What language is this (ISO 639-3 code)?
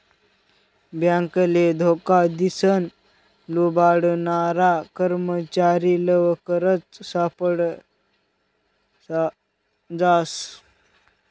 mar